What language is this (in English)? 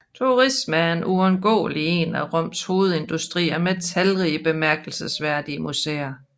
Danish